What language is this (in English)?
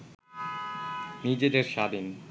Bangla